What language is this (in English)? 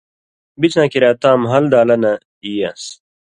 Indus Kohistani